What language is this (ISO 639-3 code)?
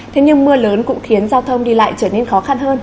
vie